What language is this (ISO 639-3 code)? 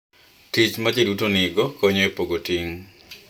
luo